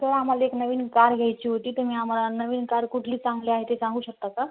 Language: Marathi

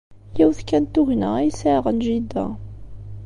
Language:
Kabyle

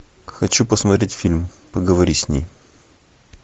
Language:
Russian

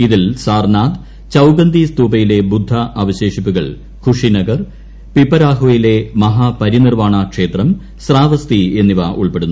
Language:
Malayalam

